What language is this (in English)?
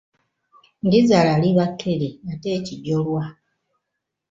Ganda